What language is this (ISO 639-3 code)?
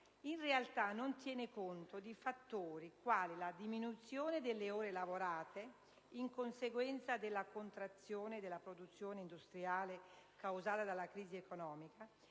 ita